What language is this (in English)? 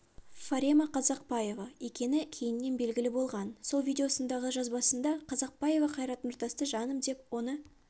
Kazakh